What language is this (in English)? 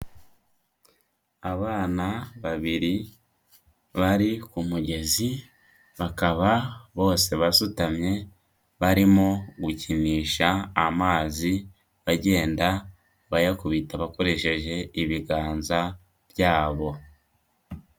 Kinyarwanda